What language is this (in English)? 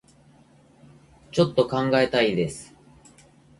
Japanese